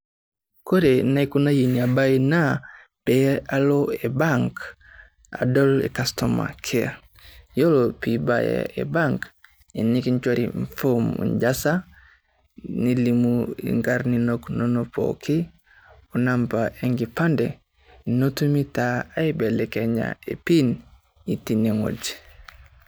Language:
Masai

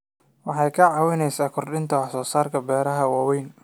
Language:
Somali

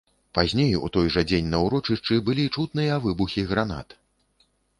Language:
Belarusian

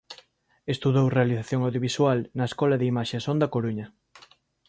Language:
Galician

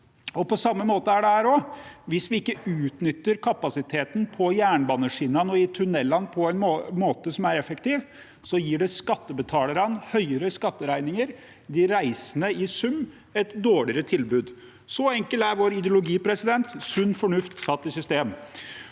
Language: Norwegian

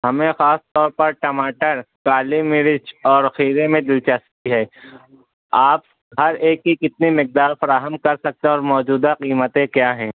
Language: Urdu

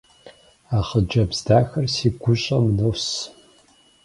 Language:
Kabardian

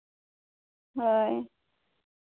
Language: Santali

